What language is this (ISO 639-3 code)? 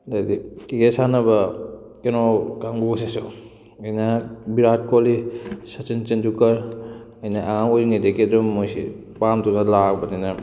mni